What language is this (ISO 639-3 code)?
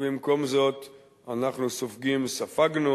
heb